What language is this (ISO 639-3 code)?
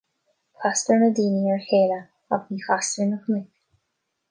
gle